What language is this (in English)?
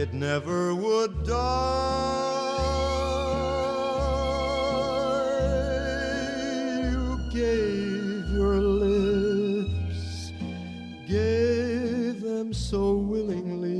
Italian